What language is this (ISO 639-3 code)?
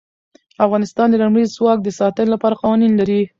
pus